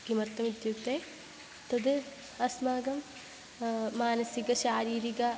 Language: Sanskrit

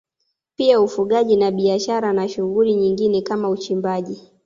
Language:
Swahili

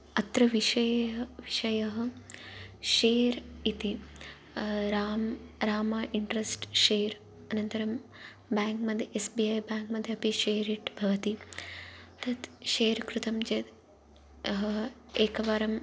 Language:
Sanskrit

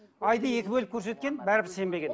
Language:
Kazakh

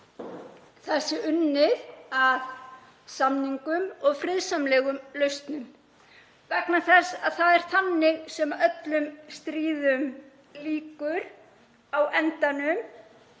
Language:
Icelandic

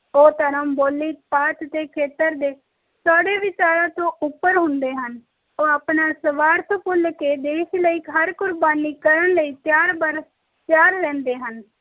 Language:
Punjabi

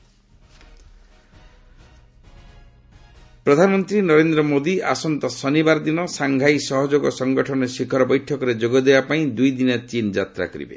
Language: Odia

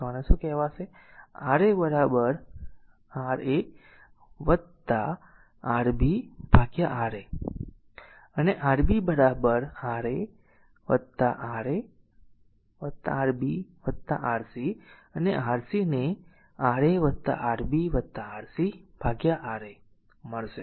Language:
Gujarati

